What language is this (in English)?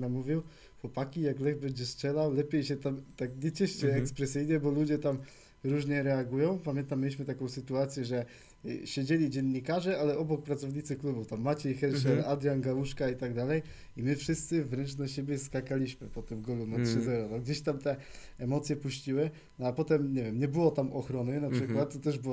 Polish